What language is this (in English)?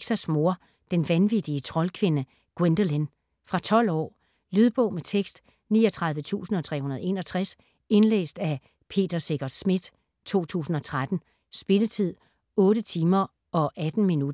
Danish